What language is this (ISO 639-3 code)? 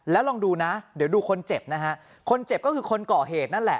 tha